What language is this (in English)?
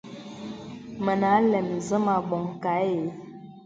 Bebele